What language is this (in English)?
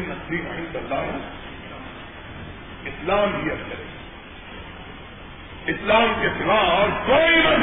Urdu